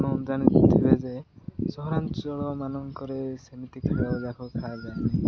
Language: Odia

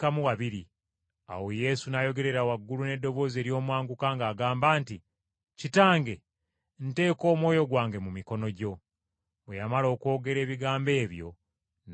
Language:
Ganda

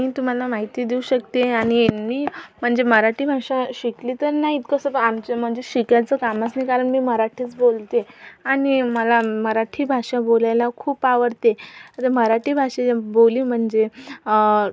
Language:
Marathi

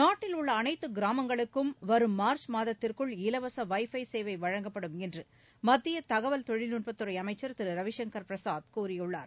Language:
Tamil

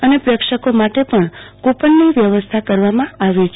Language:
Gujarati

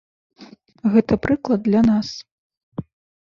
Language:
Belarusian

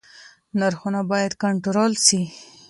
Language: Pashto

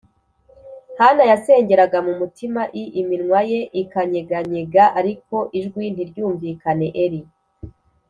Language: Kinyarwanda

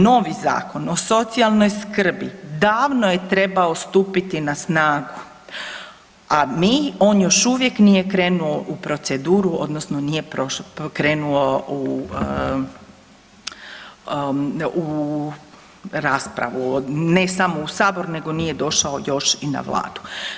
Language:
Croatian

